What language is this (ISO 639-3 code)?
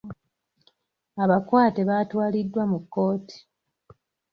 lug